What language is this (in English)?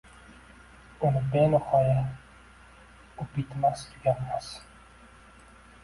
Uzbek